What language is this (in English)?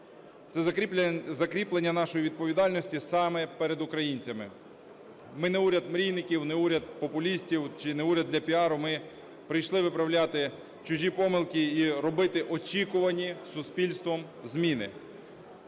Ukrainian